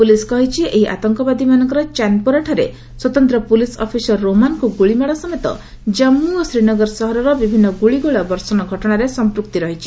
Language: Odia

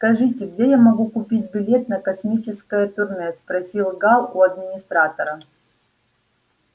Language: Russian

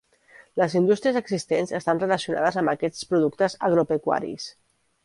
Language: Catalan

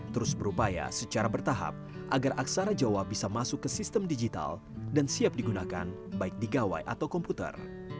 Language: Indonesian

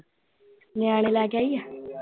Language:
Punjabi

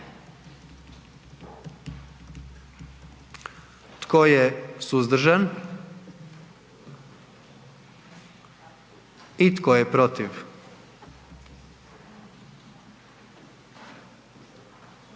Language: Croatian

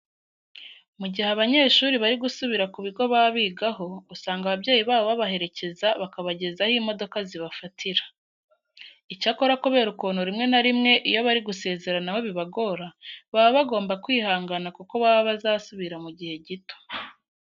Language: Kinyarwanda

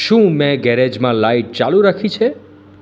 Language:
Gujarati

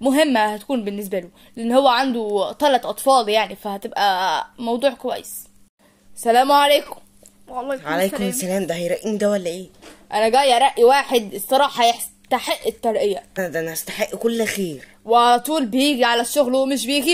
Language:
Arabic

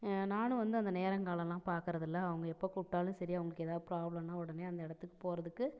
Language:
Tamil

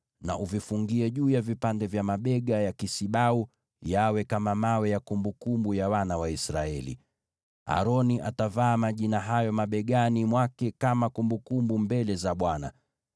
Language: Swahili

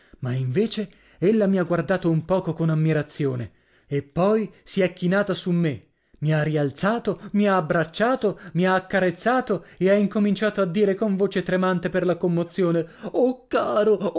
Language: Italian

